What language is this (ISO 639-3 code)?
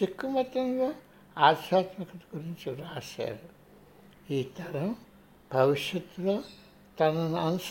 tel